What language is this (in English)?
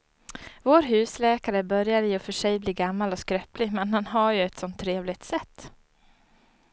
Swedish